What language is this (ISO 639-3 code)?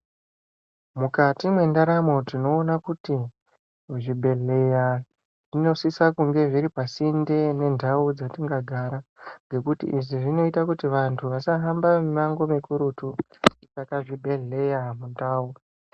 ndc